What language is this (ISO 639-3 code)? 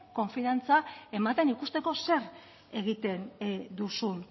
eus